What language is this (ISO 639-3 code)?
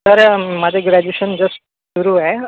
mar